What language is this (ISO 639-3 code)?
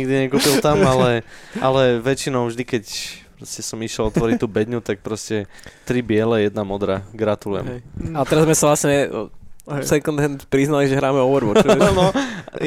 slk